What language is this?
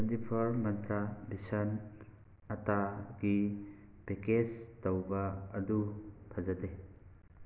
Manipuri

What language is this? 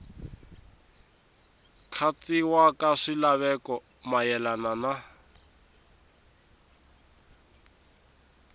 Tsonga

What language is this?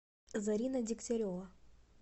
Russian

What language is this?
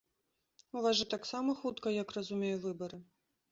Belarusian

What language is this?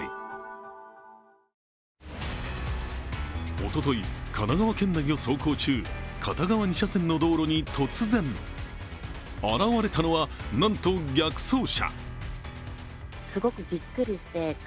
Japanese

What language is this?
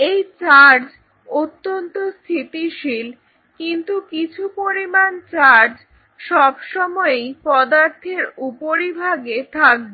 Bangla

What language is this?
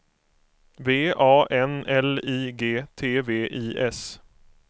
Swedish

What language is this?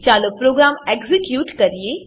Gujarati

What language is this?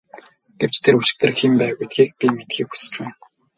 Mongolian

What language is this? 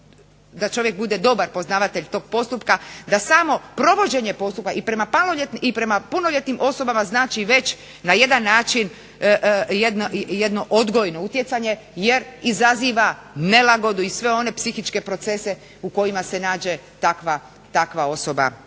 Croatian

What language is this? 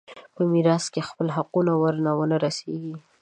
Pashto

